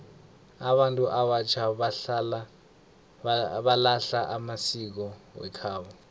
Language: South Ndebele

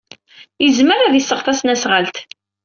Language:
Kabyle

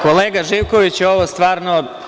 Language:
Serbian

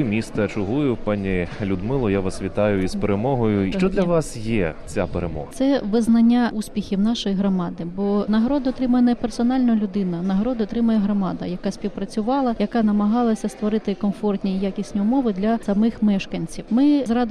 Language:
Ukrainian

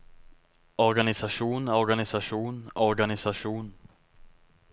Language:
Norwegian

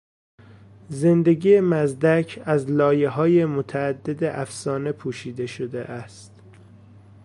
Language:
Persian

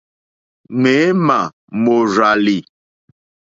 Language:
Mokpwe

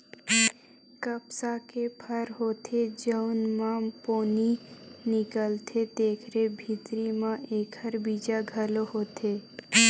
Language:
Chhattisgarhi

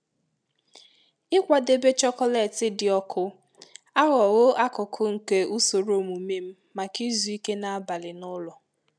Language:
Igbo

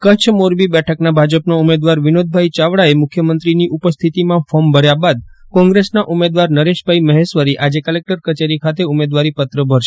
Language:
Gujarati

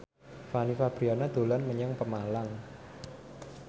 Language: Javanese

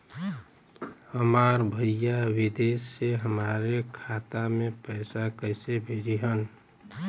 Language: Bhojpuri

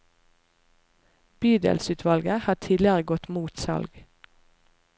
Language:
Norwegian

